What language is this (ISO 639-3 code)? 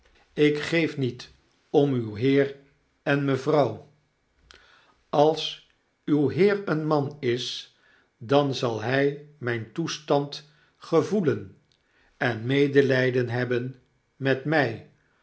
nld